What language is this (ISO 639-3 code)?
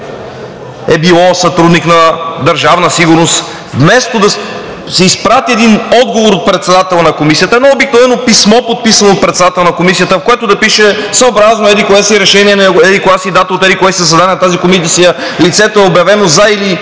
bul